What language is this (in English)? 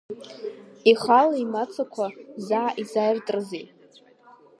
Abkhazian